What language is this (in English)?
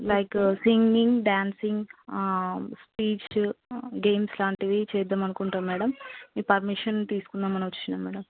Telugu